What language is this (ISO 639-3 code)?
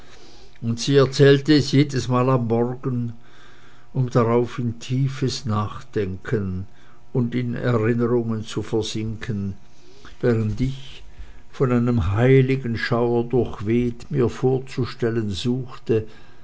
deu